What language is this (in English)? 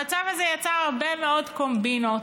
Hebrew